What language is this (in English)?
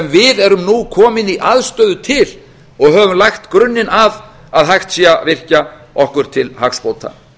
Icelandic